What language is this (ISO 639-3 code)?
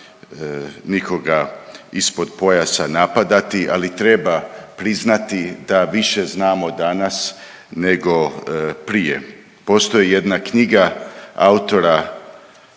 hrv